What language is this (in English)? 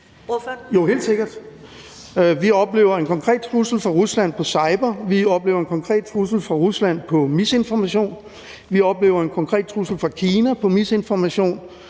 Danish